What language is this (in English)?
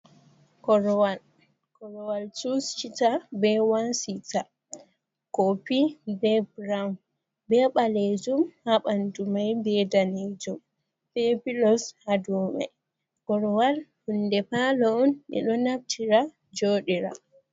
Fula